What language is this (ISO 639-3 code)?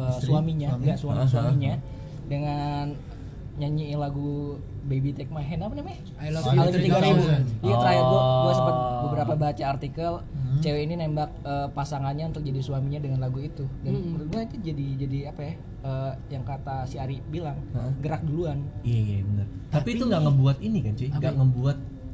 ind